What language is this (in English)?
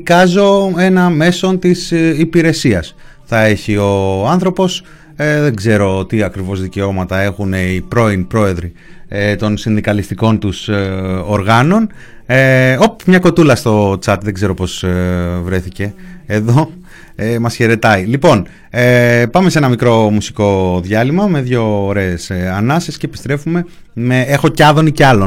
Greek